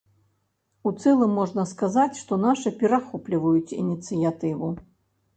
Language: Belarusian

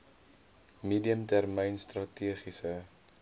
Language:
Afrikaans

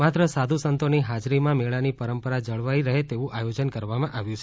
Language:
Gujarati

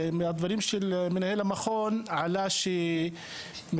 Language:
Hebrew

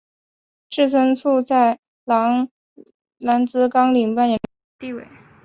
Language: Chinese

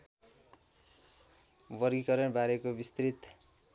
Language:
Nepali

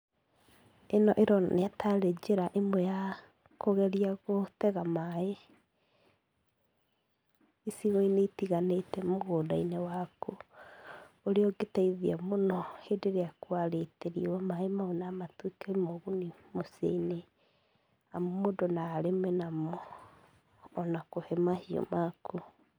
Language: Kikuyu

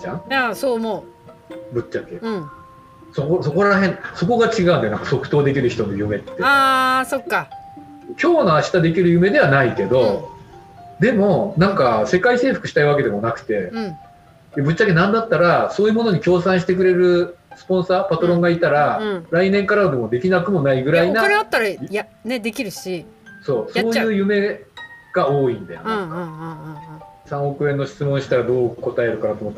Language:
Japanese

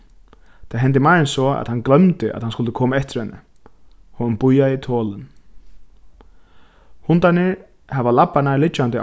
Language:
Faroese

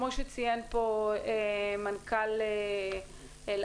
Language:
Hebrew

